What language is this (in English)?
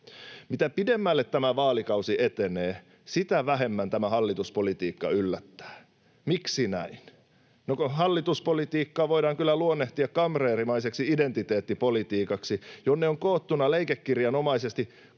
Finnish